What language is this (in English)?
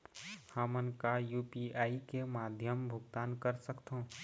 Chhattisgarhi